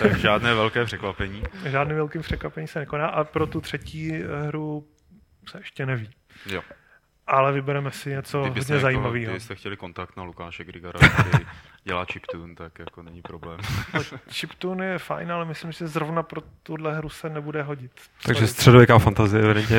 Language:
Czech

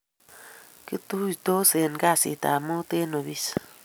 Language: Kalenjin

